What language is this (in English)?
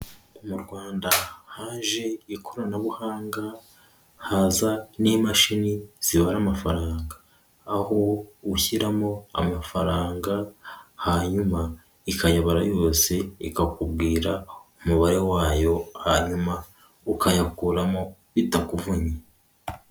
Kinyarwanda